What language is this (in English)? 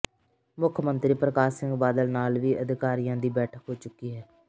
Punjabi